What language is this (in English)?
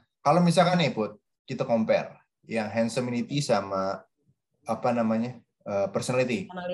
Indonesian